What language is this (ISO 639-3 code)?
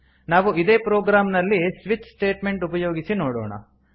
kan